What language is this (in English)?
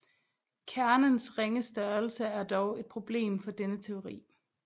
Danish